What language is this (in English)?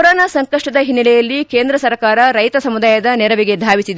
Kannada